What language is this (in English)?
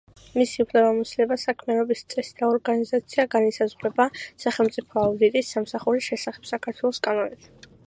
Georgian